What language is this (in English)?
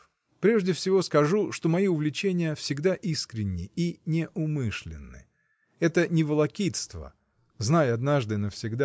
Russian